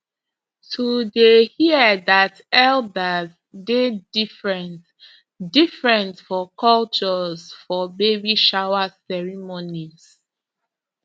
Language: Nigerian Pidgin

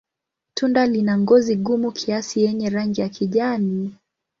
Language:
Swahili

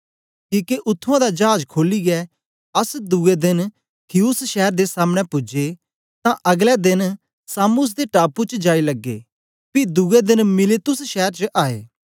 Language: Dogri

